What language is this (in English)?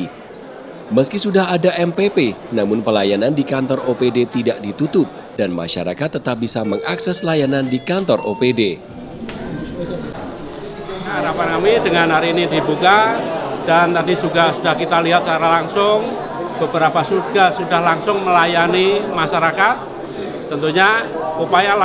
Indonesian